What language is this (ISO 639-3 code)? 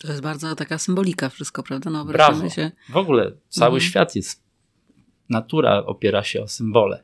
pol